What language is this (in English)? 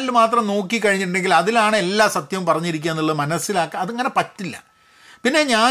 Malayalam